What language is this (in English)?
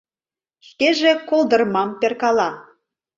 Mari